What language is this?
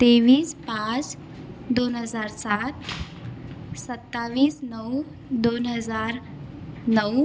Marathi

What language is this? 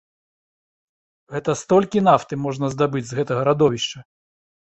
Belarusian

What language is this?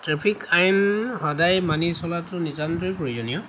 Assamese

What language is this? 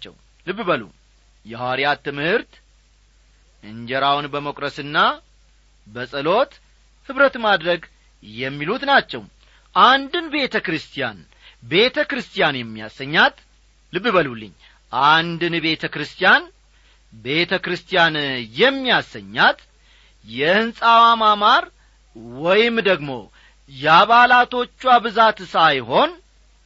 Amharic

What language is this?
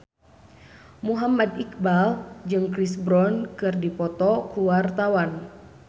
Sundanese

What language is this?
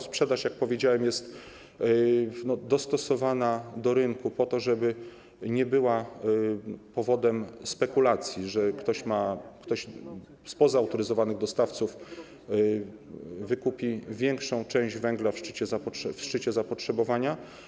Polish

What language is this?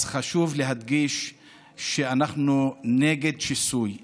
Hebrew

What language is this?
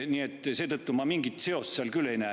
Estonian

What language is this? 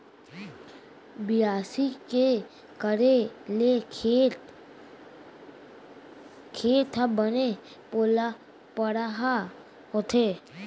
Chhattisgarhi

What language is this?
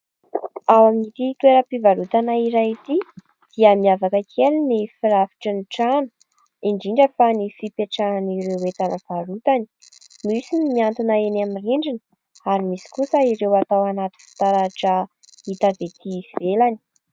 Malagasy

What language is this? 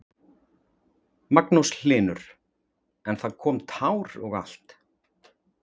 Icelandic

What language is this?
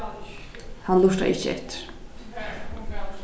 Faroese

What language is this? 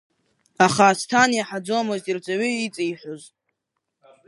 Abkhazian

